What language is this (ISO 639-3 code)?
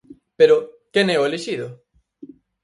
glg